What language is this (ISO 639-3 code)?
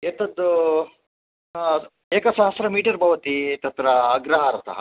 san